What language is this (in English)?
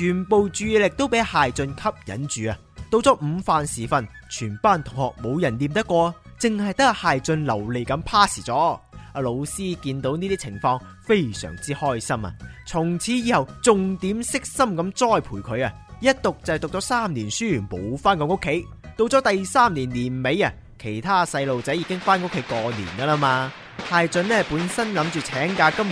Chinese